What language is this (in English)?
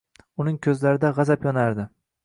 Uzbek